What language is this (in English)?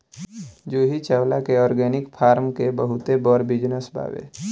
Bhojpuri